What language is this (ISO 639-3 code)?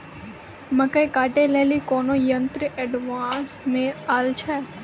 mai